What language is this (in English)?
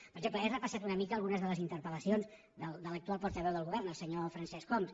Catalan